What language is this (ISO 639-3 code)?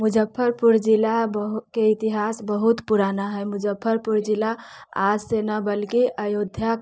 mai